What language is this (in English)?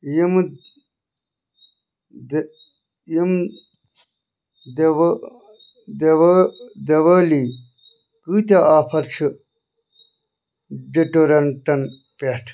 Kashmiri